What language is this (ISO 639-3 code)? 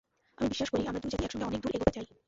ben